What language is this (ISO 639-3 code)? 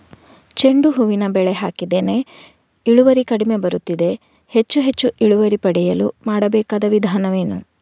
kan